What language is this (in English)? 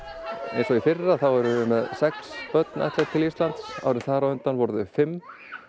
Icelandic